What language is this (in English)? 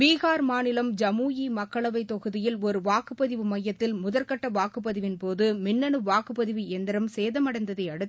Tamil